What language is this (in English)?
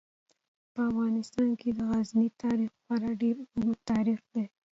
Pashto